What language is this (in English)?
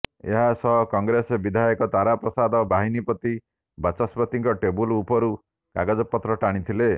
Odia